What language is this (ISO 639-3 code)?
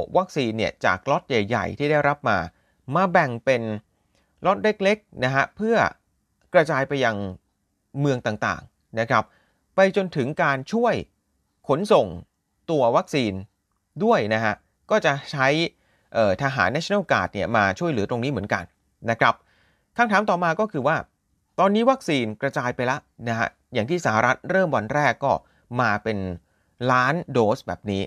tha